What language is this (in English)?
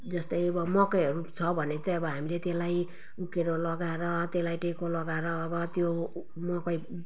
Nepali